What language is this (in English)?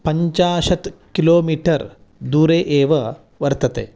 Sanskrit